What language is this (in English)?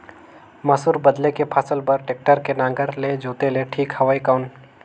Chhattisgarhi